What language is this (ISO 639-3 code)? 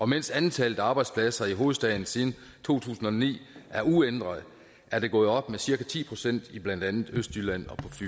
dan